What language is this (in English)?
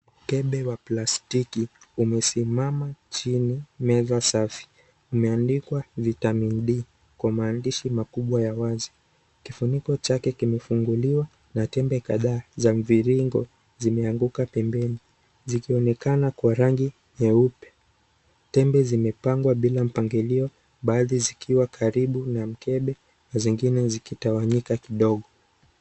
Swahili